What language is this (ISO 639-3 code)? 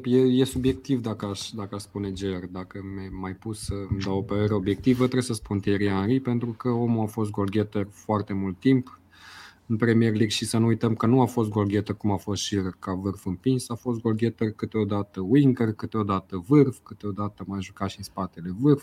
ron